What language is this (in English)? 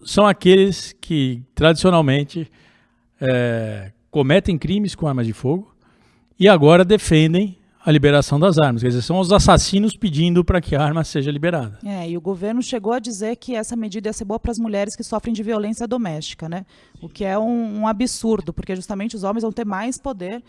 Portuguese